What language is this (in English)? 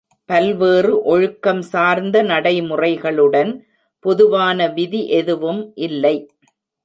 Tamil